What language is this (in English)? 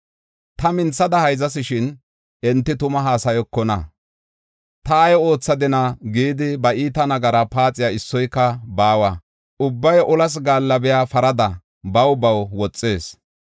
Gofa